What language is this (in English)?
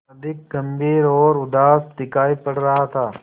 Hindi